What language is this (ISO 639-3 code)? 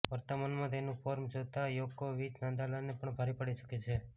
guj